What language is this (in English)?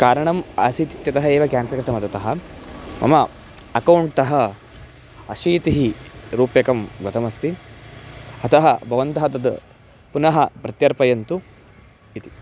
Sanskrit